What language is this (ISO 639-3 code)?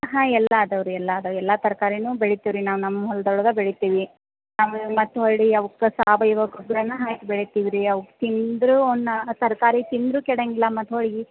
kan